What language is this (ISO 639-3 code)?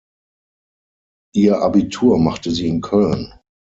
deu